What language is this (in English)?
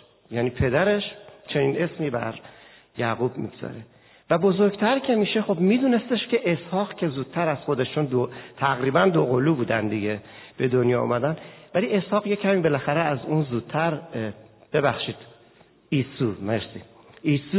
Persian